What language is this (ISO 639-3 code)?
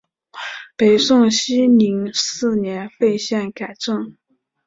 zho